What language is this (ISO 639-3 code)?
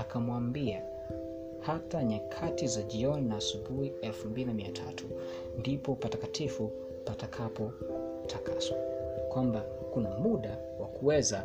swa